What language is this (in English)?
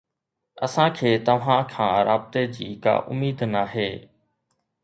Sindhi